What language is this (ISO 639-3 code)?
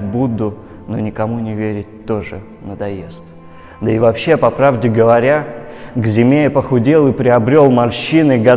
rus